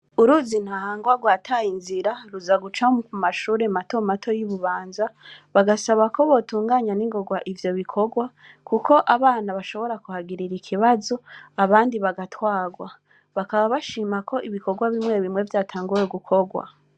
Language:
Rundi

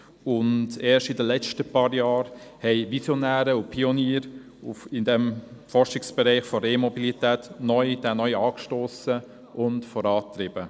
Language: Swiss German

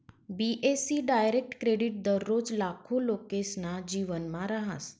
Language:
Marathi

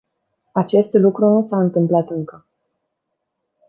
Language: Romanian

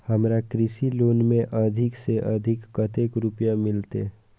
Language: Maithili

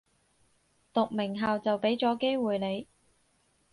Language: Cantonese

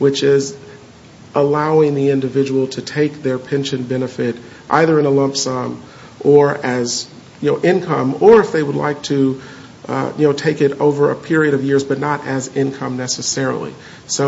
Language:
English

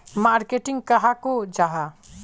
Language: Magahi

